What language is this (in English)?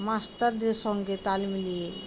Bangla